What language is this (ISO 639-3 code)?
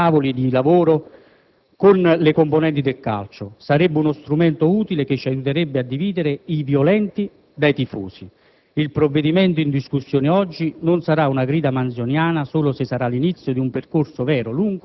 ita